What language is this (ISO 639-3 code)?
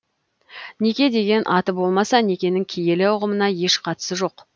kaz